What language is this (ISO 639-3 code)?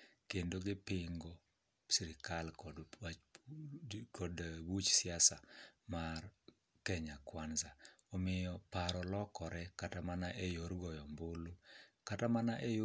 luo